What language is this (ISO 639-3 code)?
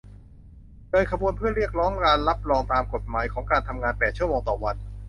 tha